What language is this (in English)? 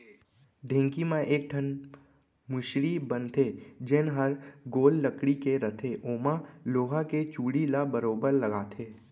Chhattisgarhi